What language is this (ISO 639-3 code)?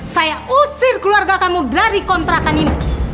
ind